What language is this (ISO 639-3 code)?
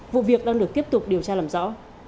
vie